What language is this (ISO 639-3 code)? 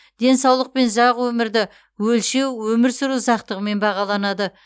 kaz